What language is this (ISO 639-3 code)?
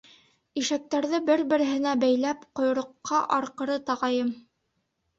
bak